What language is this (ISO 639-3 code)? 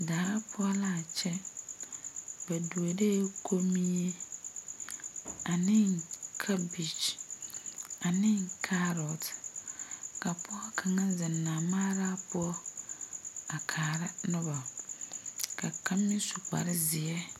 dga